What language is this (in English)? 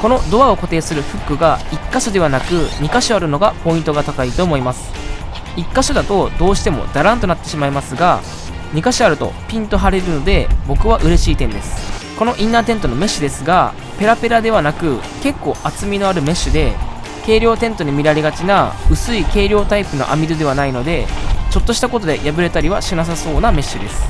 Japanese